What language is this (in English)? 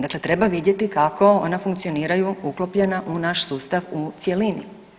Croatian